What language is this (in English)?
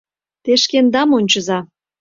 Mari